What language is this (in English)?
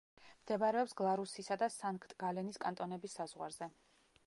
Georgian